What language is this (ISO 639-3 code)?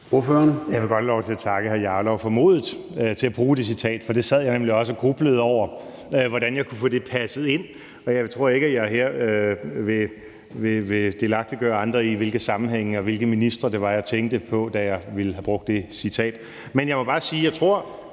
dan